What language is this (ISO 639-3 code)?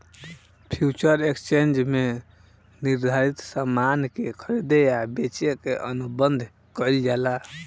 bho